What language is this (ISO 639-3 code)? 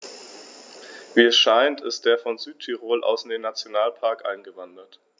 deu